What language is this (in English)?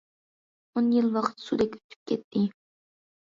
Uyghur